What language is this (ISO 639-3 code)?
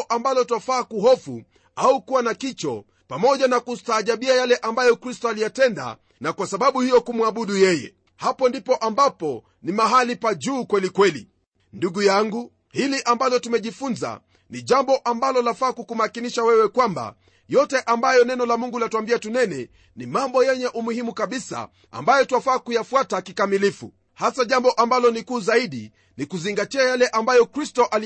swa